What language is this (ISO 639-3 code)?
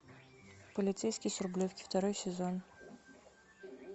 rus